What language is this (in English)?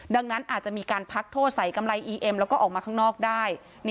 Thai